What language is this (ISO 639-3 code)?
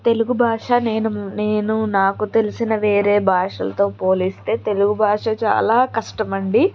tel